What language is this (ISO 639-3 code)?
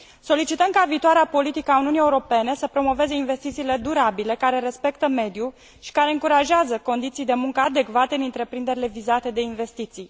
ron